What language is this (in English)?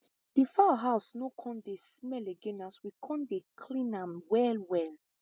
Nigerian Pidgin